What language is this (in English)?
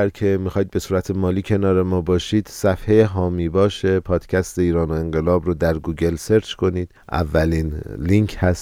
Persian